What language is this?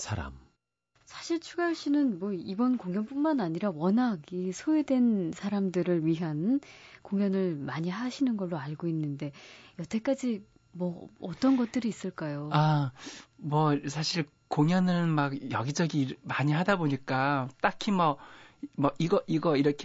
Korean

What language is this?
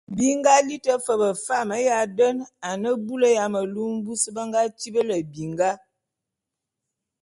Bulu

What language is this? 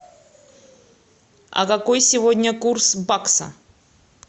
Russian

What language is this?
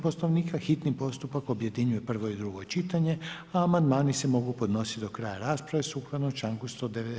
Croatian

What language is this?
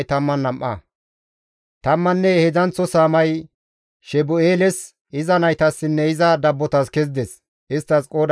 Gamo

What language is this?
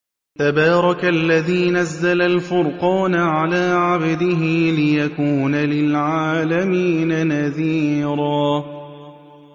Arabic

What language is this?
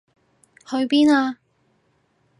Cantonese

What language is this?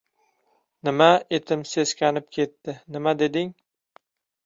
Uzbek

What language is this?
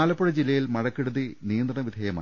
Malayalam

